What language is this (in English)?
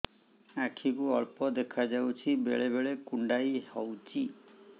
Odia